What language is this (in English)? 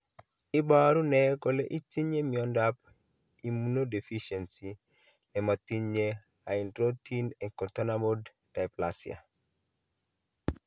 Kalenjin